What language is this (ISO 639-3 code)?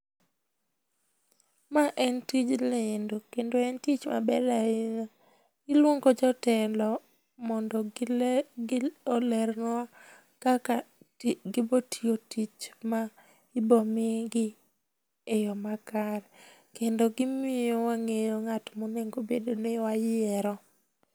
luo